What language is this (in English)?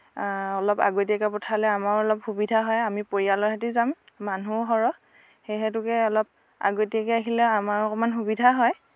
Assamese